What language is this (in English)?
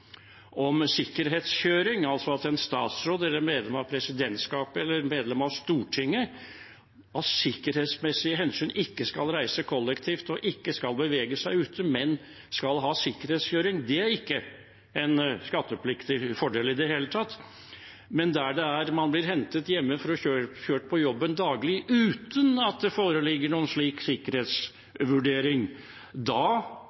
Norwegian Bokmål